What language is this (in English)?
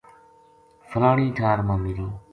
Gujari